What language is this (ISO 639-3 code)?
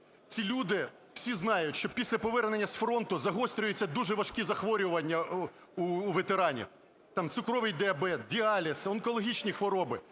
ukr